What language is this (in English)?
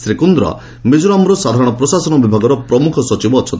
Odia